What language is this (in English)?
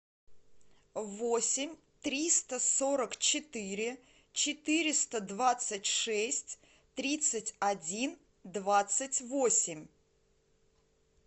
Russian